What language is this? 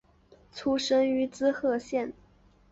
Chinese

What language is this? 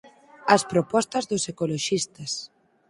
Galician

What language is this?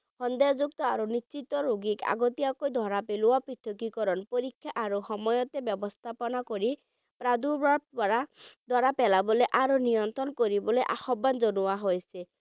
Bangla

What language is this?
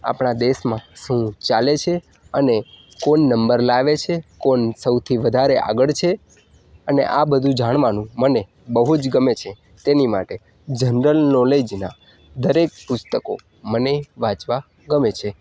Gujarati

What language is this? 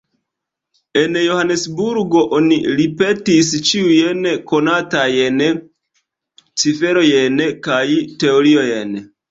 Esperanto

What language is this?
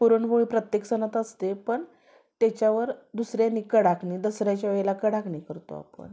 Marathi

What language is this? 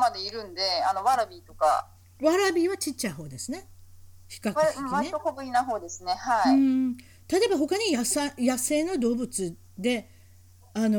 Japanese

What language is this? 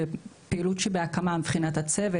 Hebrew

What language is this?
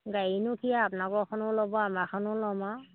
Assamese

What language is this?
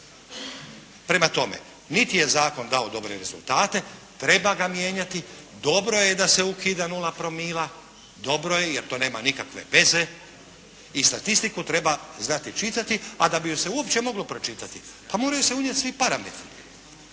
Croatian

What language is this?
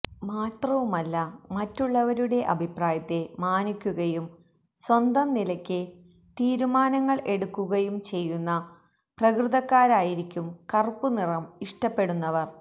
Malayalam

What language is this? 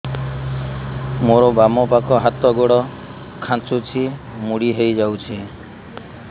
Odia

